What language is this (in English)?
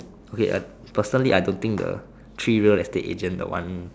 English